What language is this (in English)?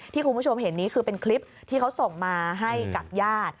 Thai